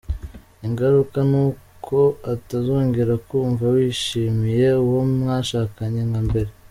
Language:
Kinyarwanda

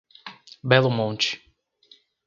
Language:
Portuguese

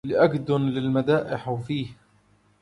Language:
Arabic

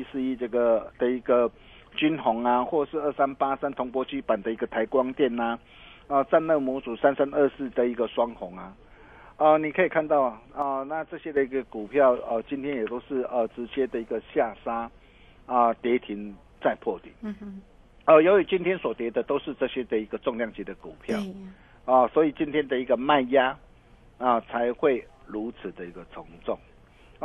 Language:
Chinese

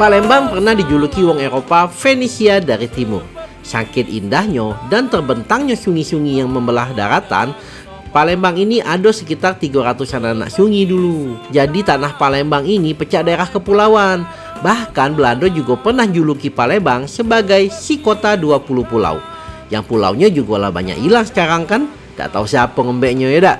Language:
Indonesian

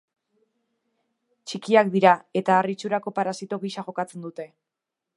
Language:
Basque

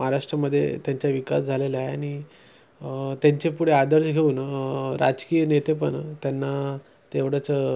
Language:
Marathi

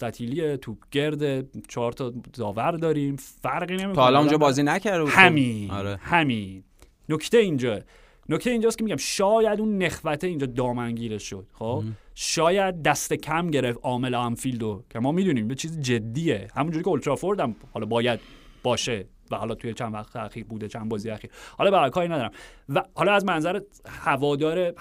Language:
Persian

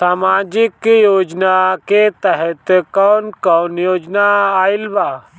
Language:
Bhojpuri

